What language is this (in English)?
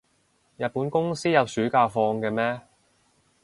Cantonese